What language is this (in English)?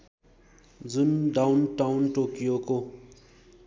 Nepali